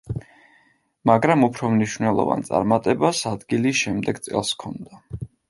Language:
Georgian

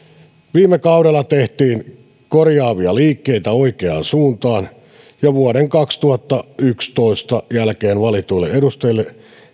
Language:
Finnish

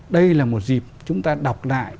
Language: Vietnamese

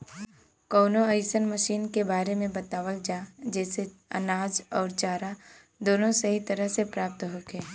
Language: Bhojpuri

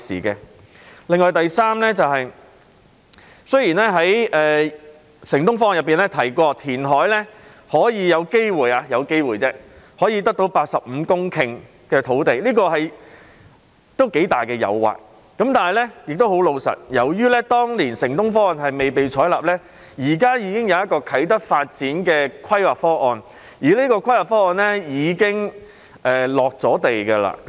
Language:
Cantonese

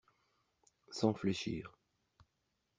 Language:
French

